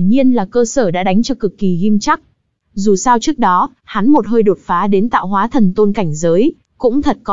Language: Vietnamese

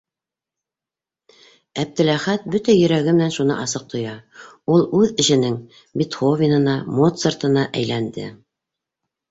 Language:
Bashkir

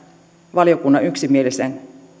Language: Finnish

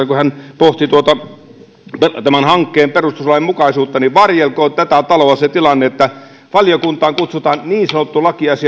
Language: Finnish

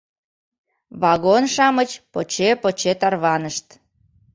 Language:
Mari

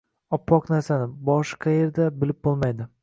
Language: Uzbek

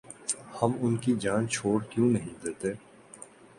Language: Urdu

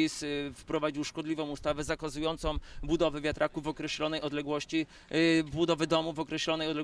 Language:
Polish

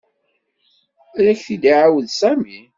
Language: Kabyle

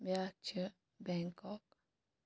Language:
Kashmiri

